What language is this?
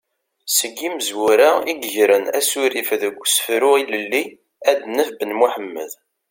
Kabyle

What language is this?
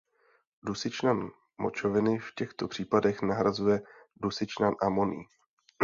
Czech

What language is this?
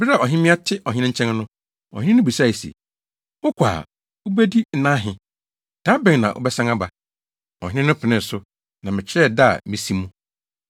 Akan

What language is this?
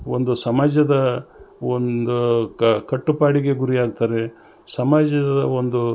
Kannada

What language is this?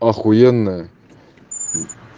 Russian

